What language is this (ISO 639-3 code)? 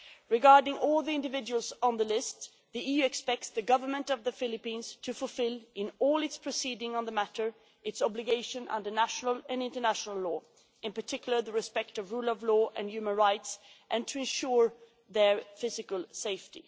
eng